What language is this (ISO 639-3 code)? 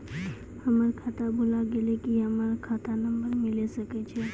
mai